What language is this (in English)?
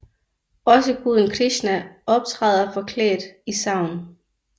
Danish